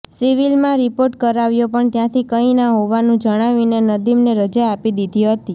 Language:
Gujarati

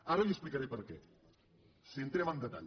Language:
Catalan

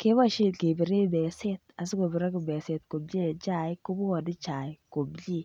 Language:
Kalenjin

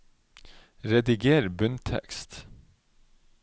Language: Norwegian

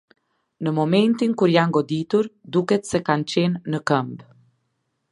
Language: Albanian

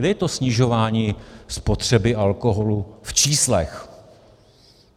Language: Czech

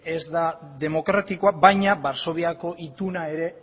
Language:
Basque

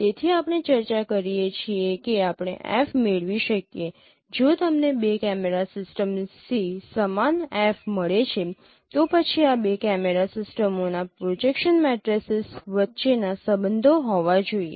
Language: Gujarati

